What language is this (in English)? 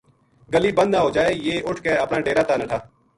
Gujari